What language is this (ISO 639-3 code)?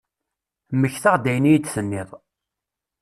kab